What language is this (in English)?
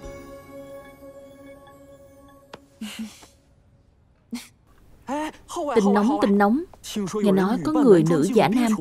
Vietnamese